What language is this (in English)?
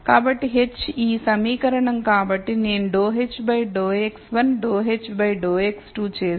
Telugu